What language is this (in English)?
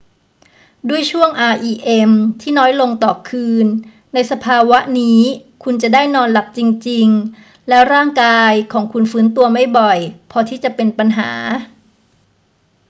Thai